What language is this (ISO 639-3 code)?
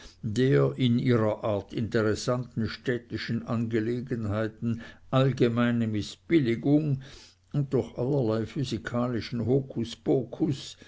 deu